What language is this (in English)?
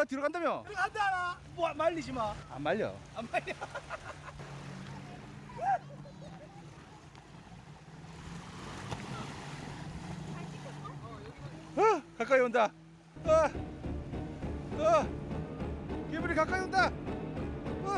Korean